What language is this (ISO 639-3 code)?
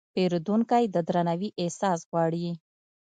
pus